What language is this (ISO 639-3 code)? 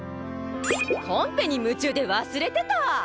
jpn